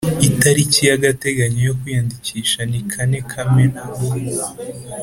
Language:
Kinyarwanda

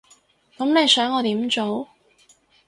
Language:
Cantonese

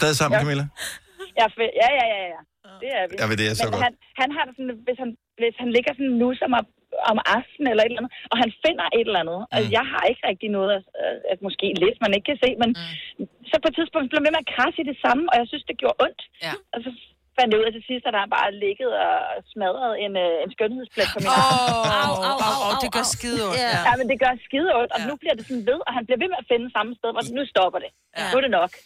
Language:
Danish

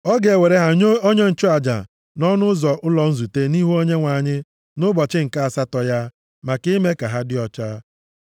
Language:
Igbo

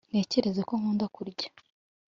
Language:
Kinyarwanda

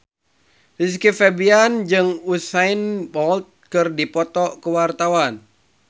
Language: Sundanese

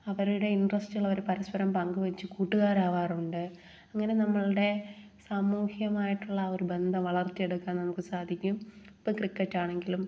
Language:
Malayalam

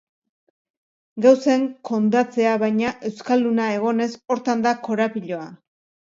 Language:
Basque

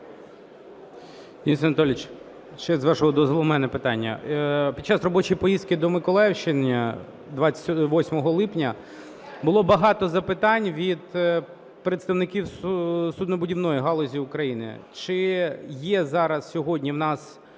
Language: Ukrainian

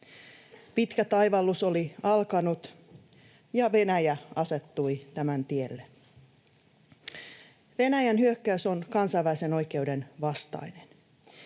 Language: Finnish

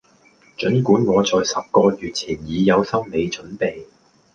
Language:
Cantonese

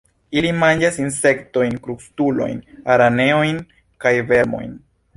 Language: Esperanto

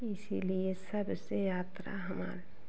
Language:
Hindi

